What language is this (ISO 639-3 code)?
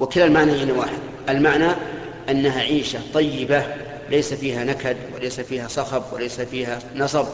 ara